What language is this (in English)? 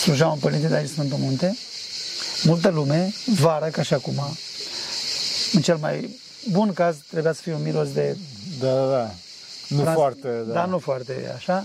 Romanian